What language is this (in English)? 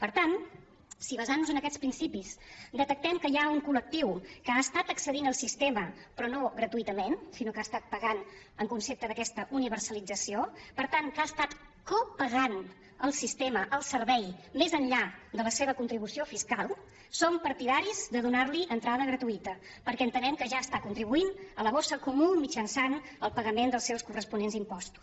Catalan